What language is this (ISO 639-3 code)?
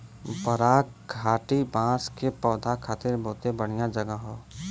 bho